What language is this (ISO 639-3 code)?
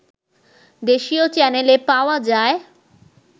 ben